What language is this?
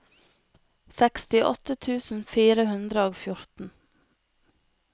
Norwegian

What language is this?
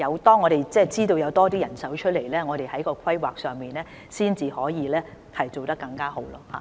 Cantonese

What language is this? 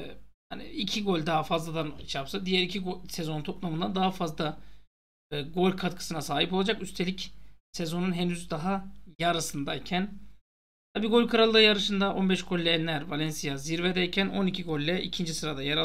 Turkish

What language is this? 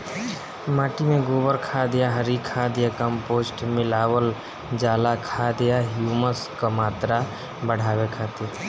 Bhojpuri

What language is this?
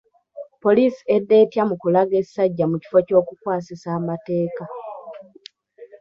Ganda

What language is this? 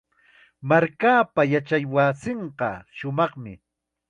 Chiquián Ancash Quechua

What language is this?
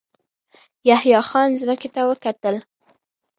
Pashto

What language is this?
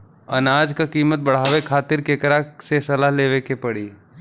Bhojpuri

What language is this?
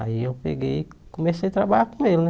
Portuguese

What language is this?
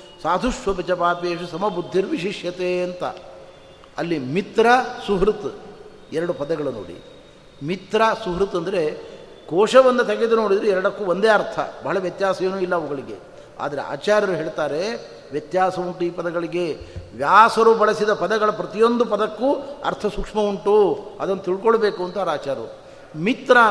Kannada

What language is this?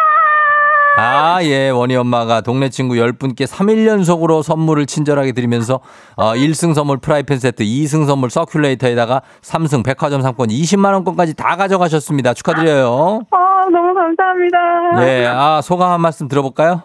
Korean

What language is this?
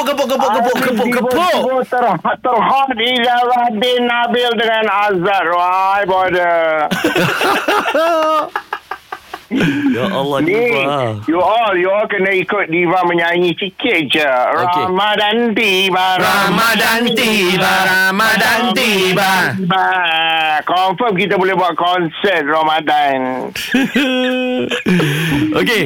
Malay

